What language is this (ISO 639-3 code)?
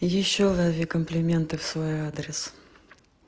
rus